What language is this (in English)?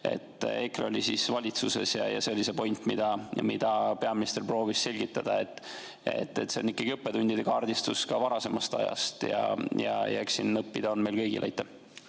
Estonian